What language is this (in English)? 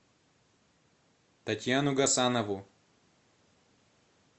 Russian